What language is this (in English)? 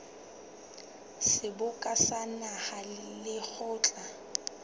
Southern Sotho